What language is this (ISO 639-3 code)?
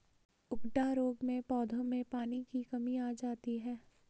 hin